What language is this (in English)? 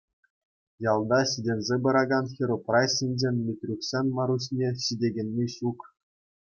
Chuvash